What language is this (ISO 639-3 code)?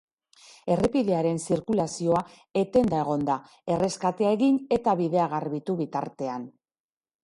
eus